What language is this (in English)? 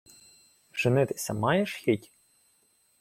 Ukrainian